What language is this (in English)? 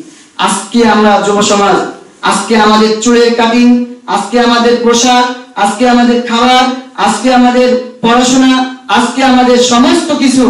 Arabic